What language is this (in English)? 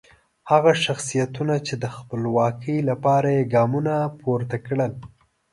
Pashto